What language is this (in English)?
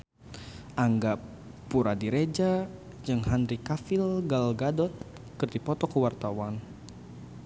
Sundanese